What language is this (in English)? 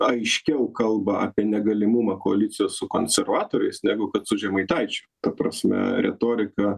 Lithuanian